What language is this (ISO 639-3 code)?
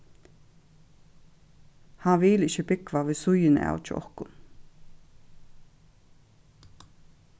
fao